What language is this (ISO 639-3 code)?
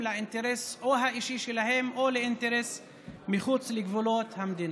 heb